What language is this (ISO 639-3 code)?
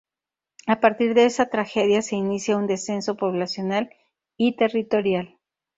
spa